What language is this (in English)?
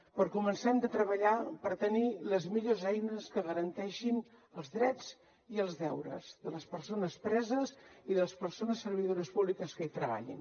Catalan